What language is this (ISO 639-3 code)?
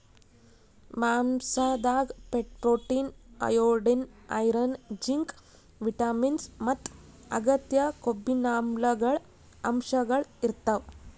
kan